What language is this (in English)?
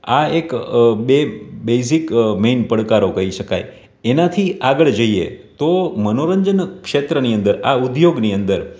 Gujarati